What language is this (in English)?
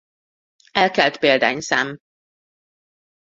Hungarian